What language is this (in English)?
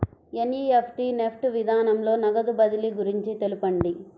Telugu